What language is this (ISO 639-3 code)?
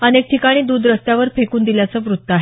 mar